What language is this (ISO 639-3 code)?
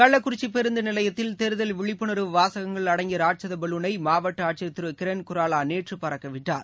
tam